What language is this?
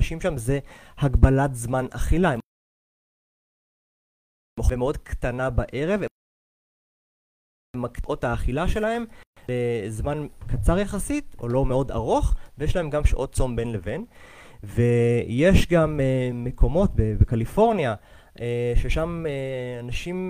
Hebrew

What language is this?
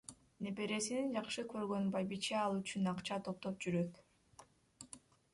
Kyrgyz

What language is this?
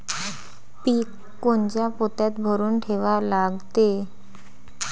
Marathi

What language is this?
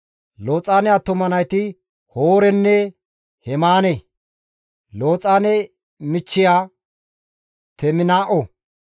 Gamo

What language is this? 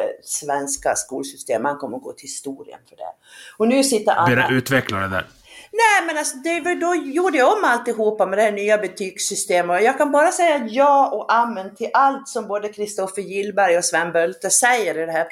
Swedish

